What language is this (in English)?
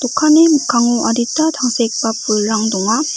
Garo